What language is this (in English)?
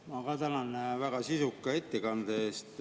Estonian